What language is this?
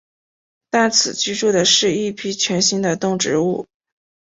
Chinese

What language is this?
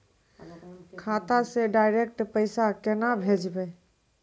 Maithili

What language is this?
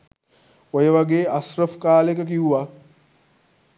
Sinhala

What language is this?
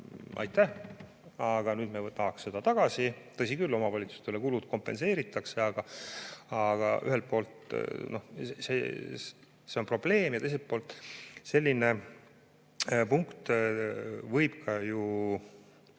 Estonian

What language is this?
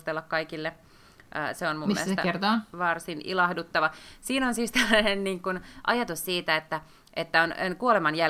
Finnish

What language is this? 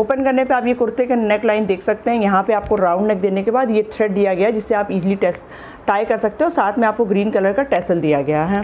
Hindi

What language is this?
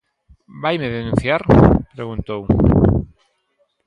Galician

